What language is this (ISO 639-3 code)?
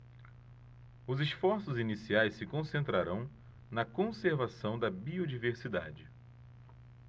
por